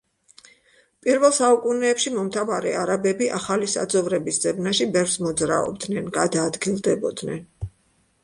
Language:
Georgian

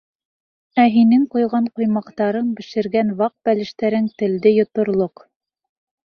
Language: Bashkir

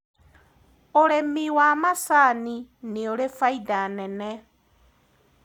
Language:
Kikuyu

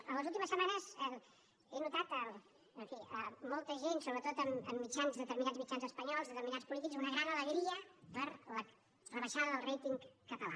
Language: Catalan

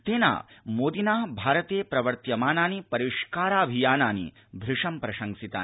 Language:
Sanskrit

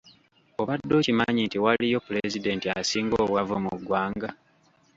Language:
Ganda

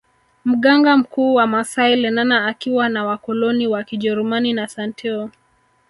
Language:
Swahili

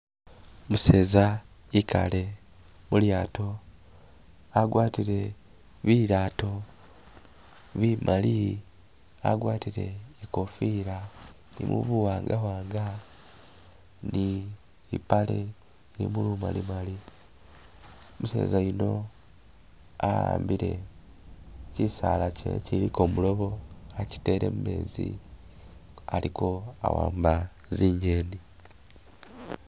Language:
Masaaba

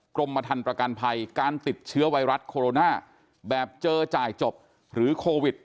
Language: Thai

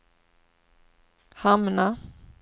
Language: Swedish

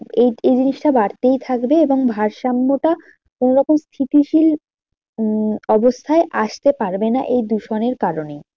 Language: Bangla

